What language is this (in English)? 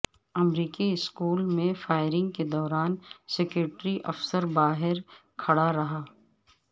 Urdu